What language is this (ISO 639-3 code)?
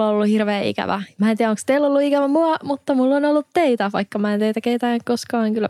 fin